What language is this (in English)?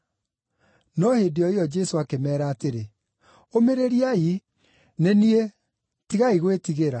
Kikuyu